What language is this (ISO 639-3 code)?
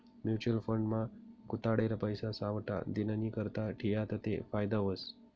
mar